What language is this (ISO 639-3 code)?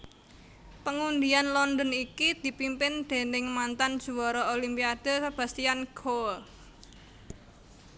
jav